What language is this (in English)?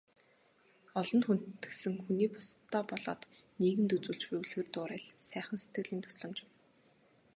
Mongolian